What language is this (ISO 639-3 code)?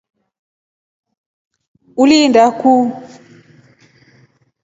rof